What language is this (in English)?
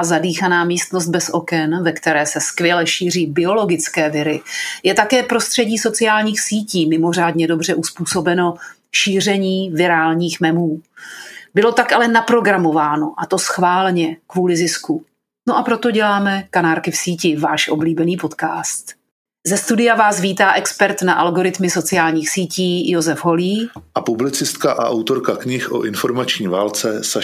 Czech